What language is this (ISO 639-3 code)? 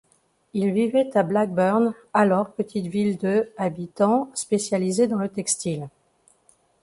fra